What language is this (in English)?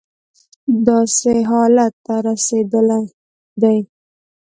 Pashto